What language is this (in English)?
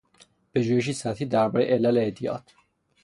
Persian